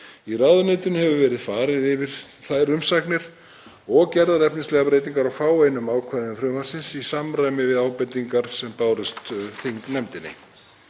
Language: Icelandic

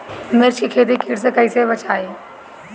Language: Bhojpuri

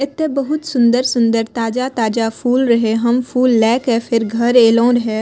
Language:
Maithili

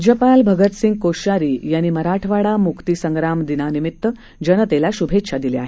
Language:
Marathi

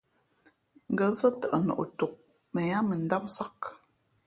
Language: Fe'fe'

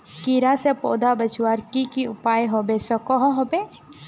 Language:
Magahi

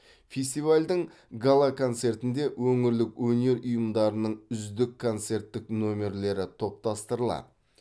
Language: Kazakh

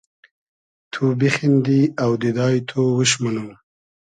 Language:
Hazaragi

